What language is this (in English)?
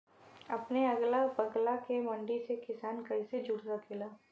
Bhojpuri